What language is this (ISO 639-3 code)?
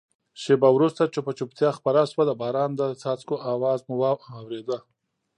pus